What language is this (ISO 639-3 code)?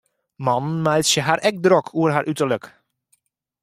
fry